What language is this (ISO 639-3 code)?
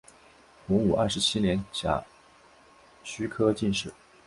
zho